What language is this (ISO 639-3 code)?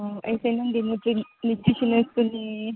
mni